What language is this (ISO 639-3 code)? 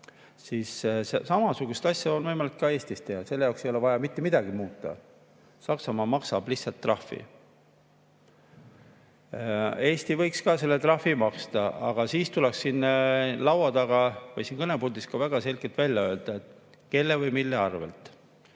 est